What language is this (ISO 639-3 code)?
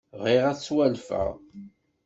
kab